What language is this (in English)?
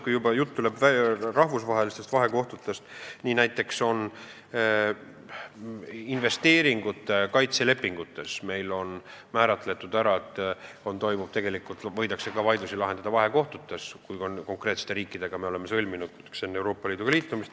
Estonian